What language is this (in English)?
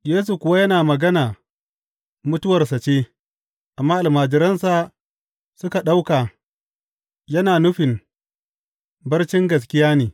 Hausa